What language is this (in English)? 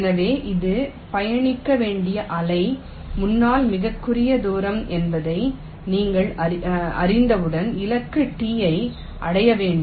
Tamil